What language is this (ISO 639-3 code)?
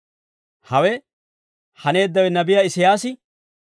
dwr